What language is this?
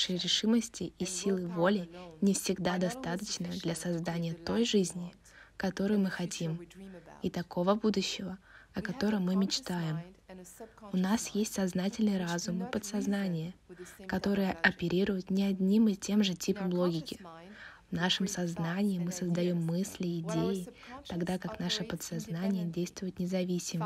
Russian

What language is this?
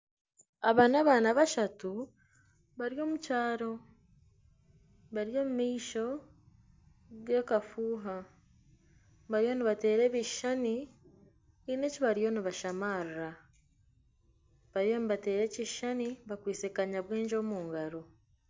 Nyankole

